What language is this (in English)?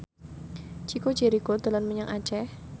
Javanese